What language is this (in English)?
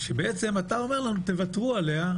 Hebrew